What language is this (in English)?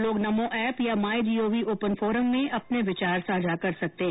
Hindi